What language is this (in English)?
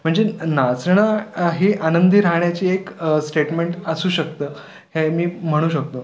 Marathi